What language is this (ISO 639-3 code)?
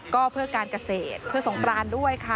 tha